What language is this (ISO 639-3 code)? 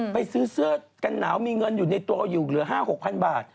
tha